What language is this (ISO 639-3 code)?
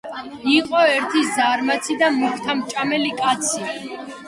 kat